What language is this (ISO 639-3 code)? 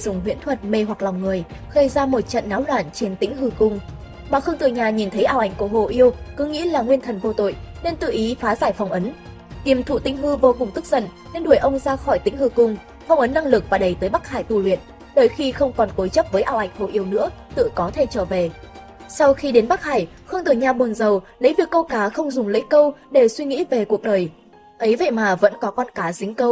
vie